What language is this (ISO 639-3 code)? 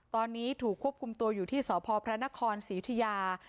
tha